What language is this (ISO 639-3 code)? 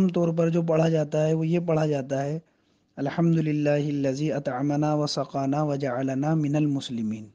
ara